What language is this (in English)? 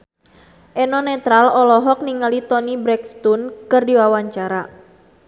Sundanese